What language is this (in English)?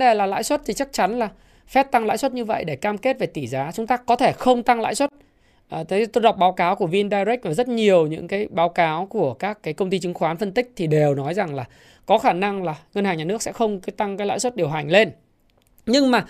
Vietnamese